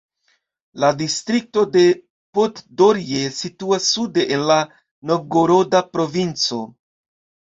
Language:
Esperanto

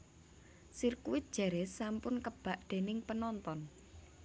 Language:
Javanese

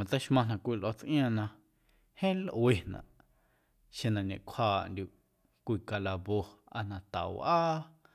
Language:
Guerrero Amuzgo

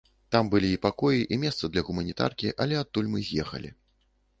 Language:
Belarusian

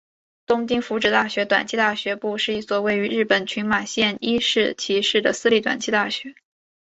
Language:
Chinese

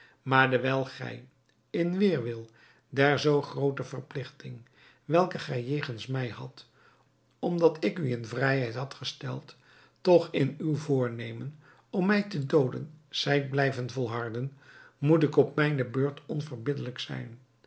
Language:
Dutch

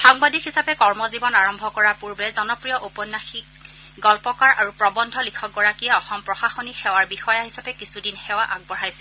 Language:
Assamese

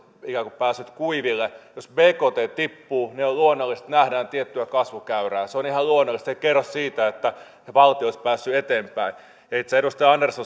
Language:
Finnish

